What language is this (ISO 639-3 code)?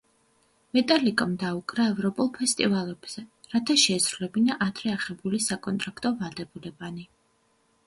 kat